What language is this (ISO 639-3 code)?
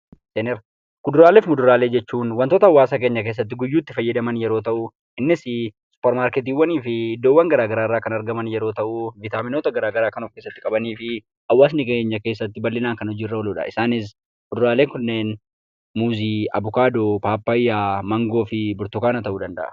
orm